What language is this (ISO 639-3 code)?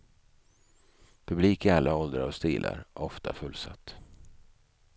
swe